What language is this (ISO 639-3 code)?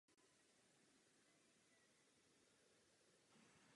ces